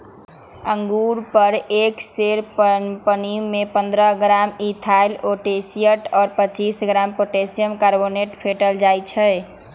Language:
Magahi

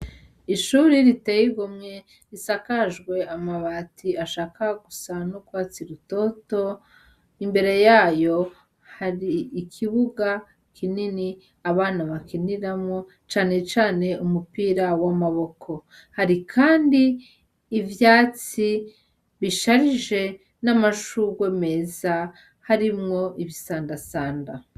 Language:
Rundi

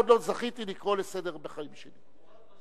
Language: Hebrew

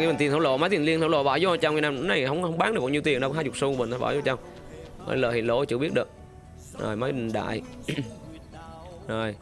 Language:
Vietnamese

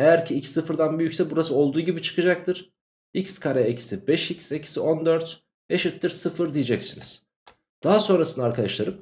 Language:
Turkish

